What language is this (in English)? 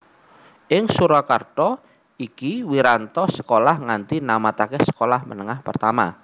Javanese